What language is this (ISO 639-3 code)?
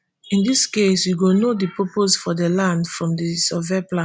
pcm